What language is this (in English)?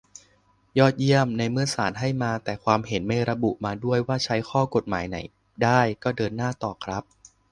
Thai